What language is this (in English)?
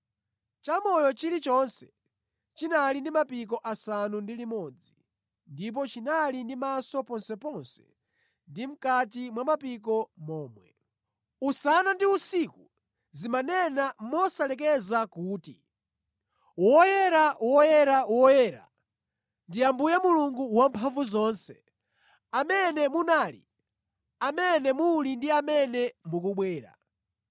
Nyanja